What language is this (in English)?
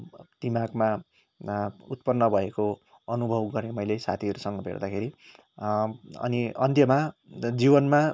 Nepali